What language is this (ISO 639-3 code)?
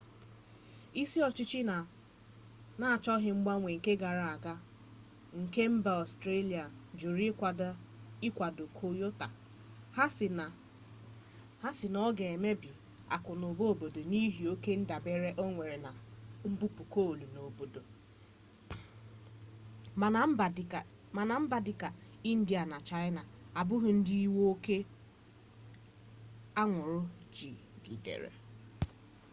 ibo